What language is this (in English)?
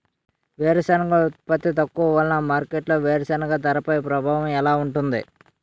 Telugu